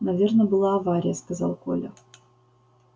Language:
Russian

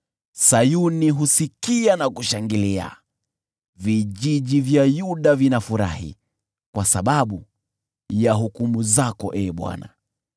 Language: Swahili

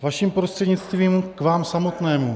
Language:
Czech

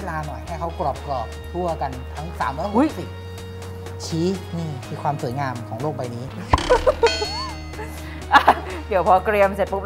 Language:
Thai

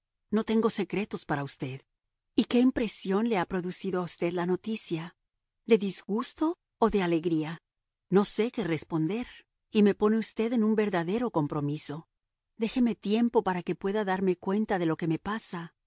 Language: Spanish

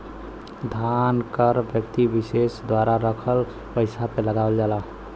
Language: Bhojpuri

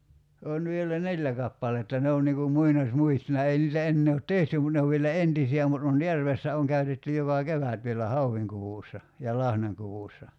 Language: Finnish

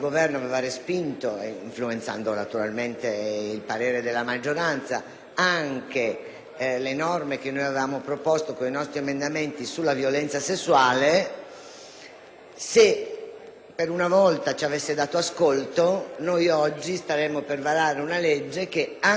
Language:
Italian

